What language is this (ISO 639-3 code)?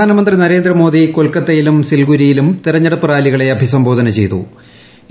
mal